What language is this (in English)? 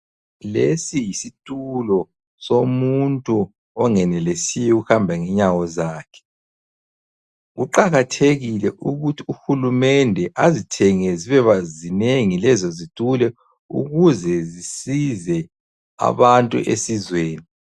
North Ndebele